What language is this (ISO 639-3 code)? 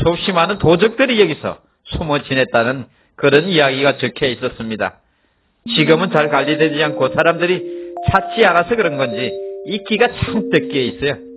kor